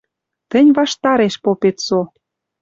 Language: Western Mari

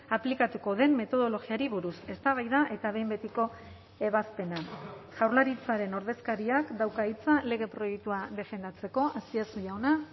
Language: Basque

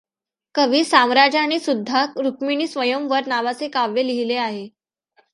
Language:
Marathi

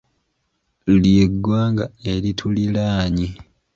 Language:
Ganda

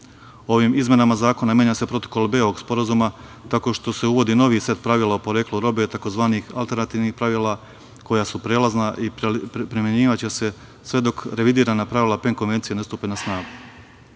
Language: Serbian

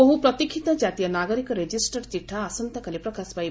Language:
Odia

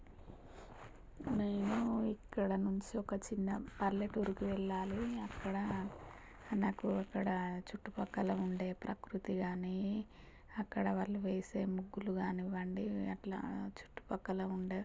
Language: Telugu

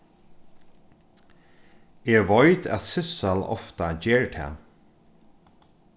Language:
Faroese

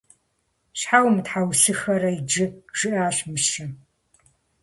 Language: Kabardian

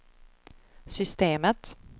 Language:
Swedish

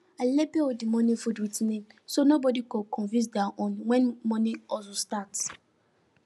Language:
Nigerian Pidgin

